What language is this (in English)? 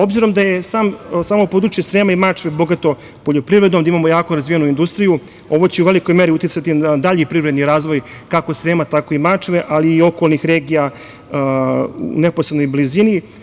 Serbian